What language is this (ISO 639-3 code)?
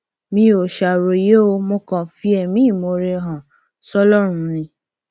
yor